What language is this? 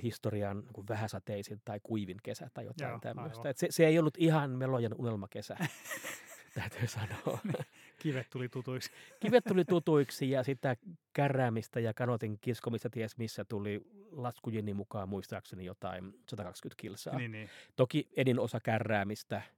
Finnish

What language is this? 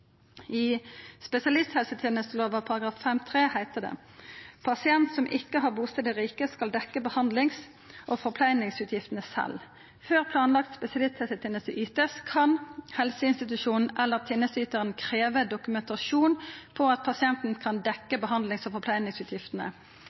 Norwegian Nynorsk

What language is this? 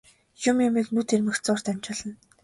Mongolian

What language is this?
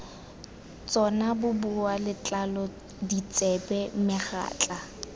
Tswana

